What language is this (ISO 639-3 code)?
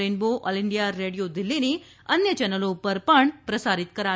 guj